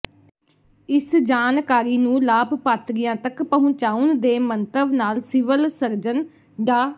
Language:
Punjabi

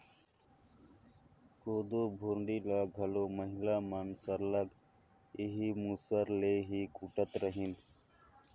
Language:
Chhattisgarhi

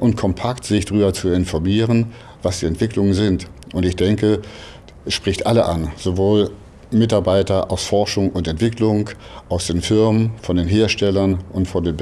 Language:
German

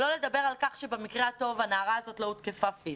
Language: Hebrew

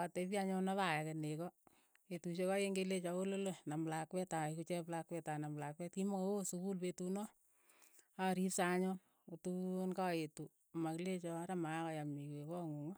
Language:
Keiyo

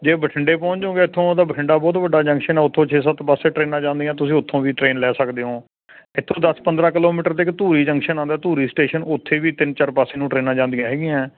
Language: Punjabi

